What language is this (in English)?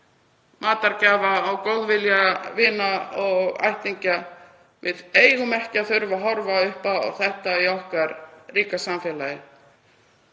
Icelandic